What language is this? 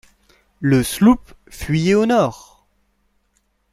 French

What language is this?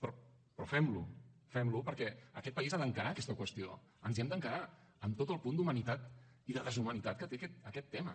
Catalan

